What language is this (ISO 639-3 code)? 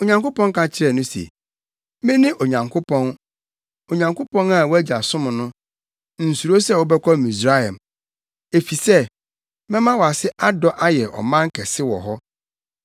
aka